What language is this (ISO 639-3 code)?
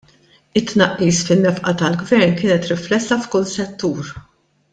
mlt